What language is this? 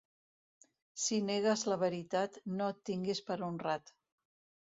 Catalan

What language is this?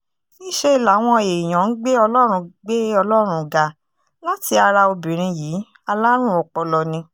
Yoruba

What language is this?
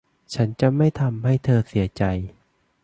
Thai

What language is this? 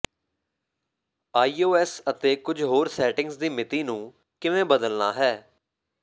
Punjabi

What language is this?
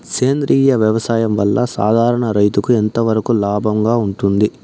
Telugu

